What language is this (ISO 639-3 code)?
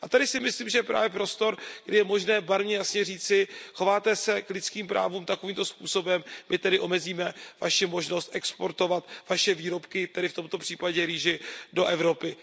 ces